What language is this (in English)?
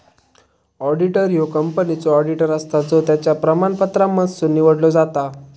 Marathi